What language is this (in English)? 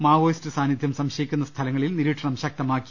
Malayalam